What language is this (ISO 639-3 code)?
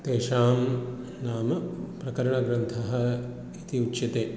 san